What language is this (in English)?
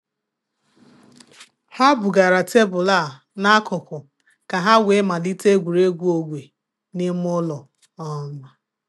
Igbo